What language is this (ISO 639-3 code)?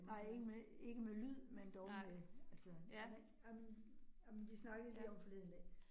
dan